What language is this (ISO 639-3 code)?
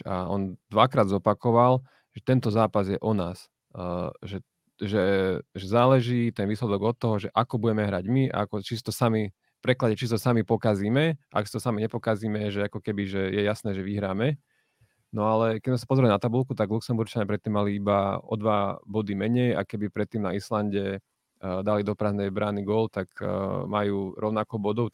slk